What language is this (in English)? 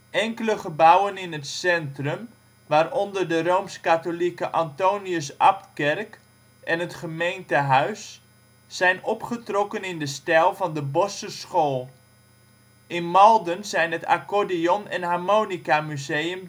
Dutch